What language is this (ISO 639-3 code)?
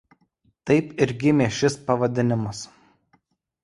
lit